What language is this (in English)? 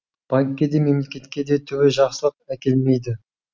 Kazakh